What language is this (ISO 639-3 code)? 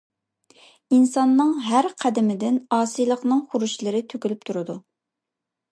uig